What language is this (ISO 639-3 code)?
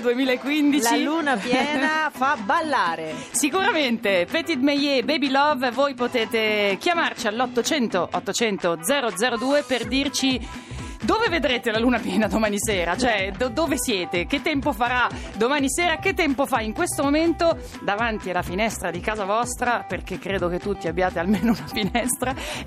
ita